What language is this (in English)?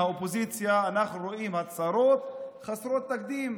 Hebrew